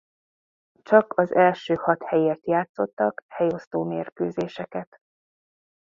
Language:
Hungarian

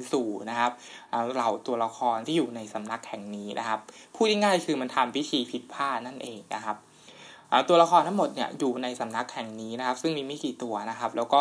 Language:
Thai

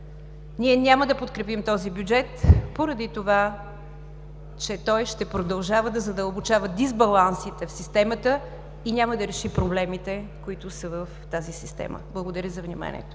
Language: Bulgarian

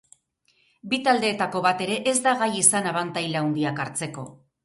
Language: Basque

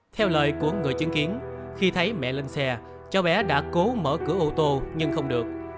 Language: Vietnamese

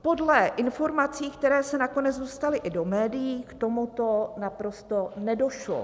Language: Czech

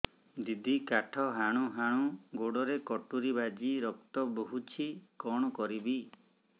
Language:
Odia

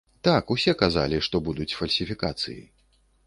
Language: Belarusian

